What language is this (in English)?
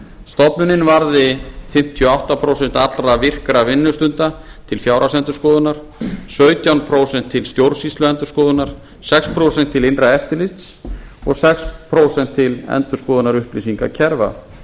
Icelandic